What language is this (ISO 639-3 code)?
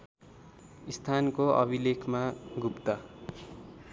nep